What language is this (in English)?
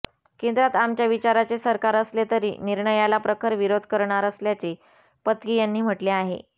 Marathi